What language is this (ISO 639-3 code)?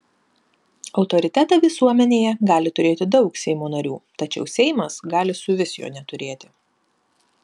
lit